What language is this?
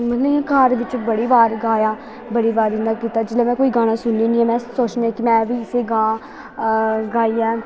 Dogri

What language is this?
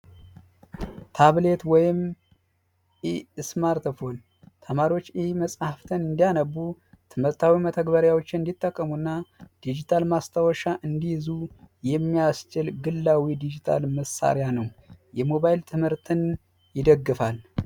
Amharic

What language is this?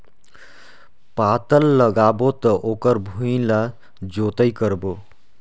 Chhattisgarhi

